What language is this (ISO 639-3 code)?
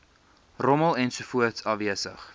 afr